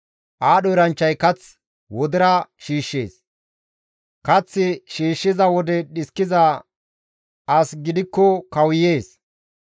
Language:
Gamo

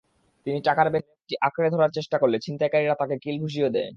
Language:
Bangla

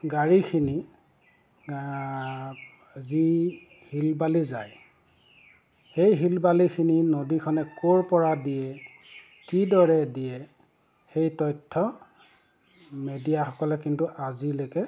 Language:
Assamese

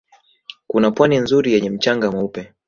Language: Swahili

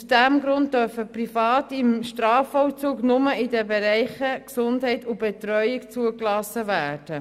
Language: Swiss German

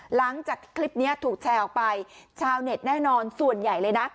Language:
Thai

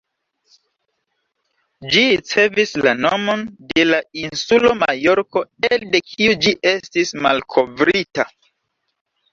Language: Esperanto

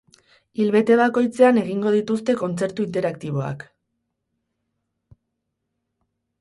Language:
Basque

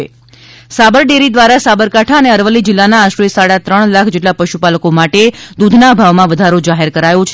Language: Gujarati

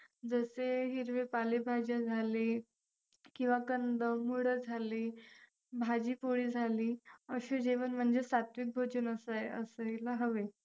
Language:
Marathi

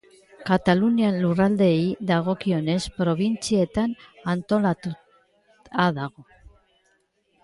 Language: Basque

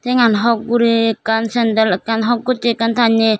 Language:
Chakma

